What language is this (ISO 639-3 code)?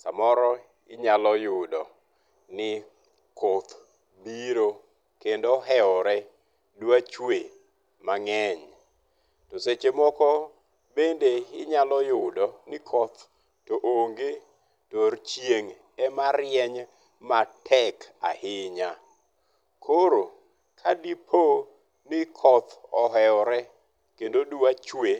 luo